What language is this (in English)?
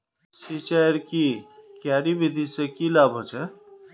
Magahi